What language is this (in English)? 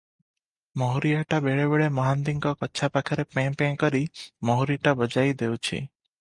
Odia